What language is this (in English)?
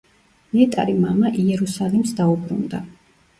Georgian